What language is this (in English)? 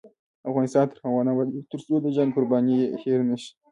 Pashto